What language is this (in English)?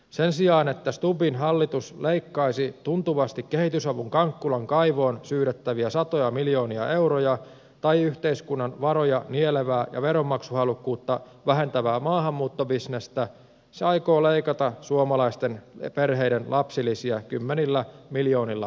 Finnish